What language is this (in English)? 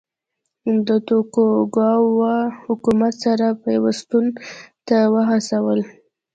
Pashto